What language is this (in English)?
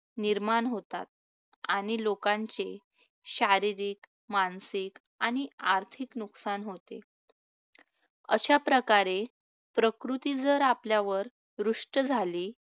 Marathi